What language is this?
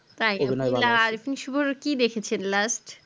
Bangla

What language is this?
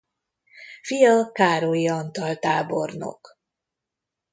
Hungarian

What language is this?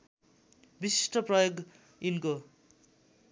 Nepali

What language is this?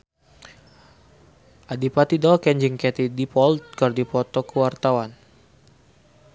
Sundanese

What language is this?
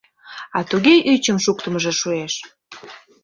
Mari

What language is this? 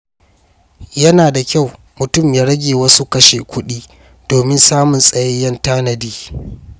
Hausa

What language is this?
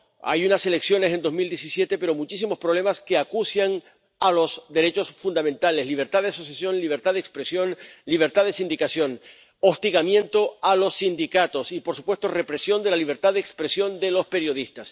Spanish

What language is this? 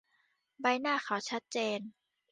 Thai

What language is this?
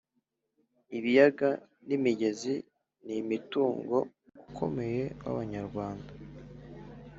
Kinyarwanda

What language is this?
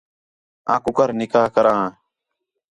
Khetrani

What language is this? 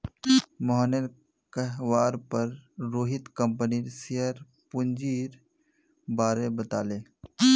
Magahi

